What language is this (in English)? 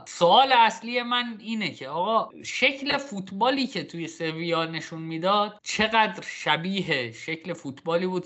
Persian